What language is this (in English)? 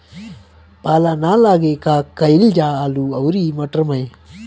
Bhojpuri